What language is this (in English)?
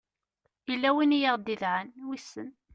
Kabyle